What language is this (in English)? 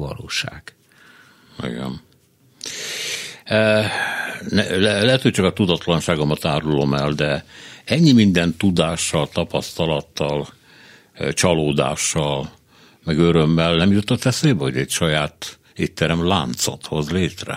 Hungarian